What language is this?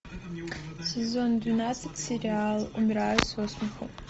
Russian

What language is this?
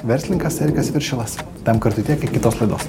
Lithuanian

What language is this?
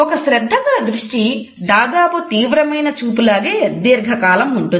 Telugu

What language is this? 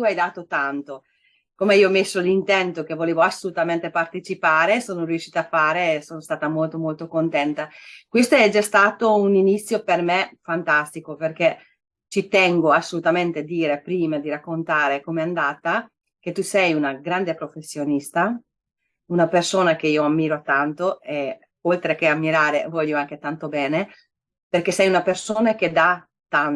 Italian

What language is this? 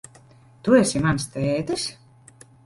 Latvian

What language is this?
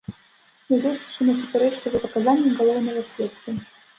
Belarusian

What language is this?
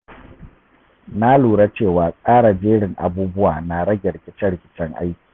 Hausa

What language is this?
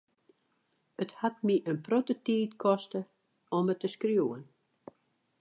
Western Frisian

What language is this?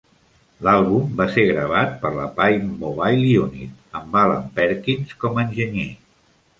Catalan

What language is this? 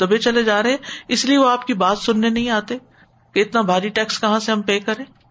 Urdu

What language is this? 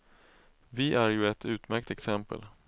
Swedish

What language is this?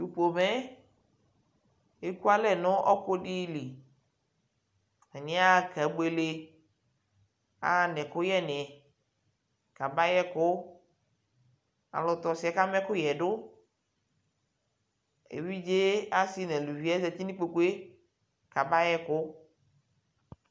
Ikposo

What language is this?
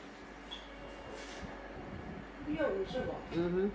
English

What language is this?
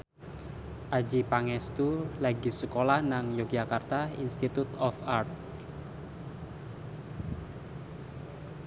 Javanese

